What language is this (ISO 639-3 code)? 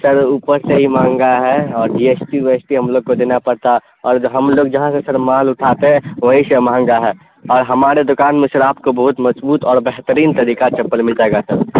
urd